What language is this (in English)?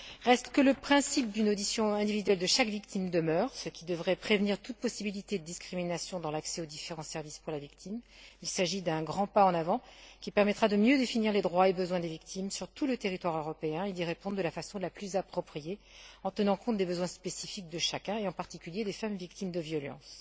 French